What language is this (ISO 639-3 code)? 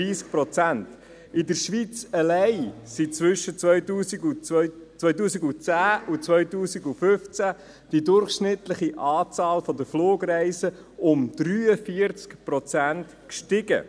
gsw